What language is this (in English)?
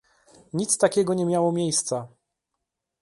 Polish